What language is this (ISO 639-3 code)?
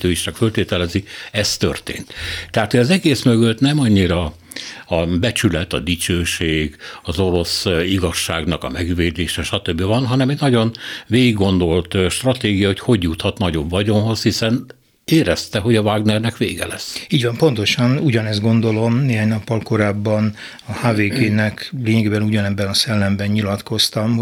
hun